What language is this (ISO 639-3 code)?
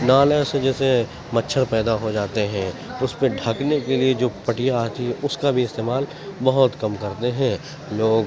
urd